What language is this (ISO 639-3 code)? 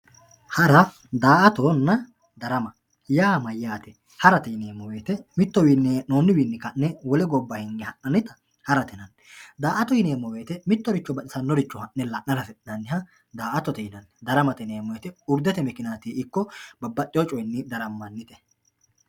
sid